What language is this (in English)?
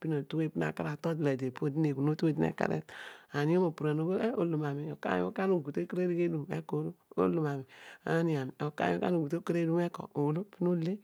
Odual